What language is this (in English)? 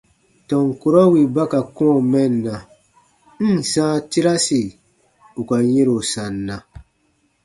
Baatonum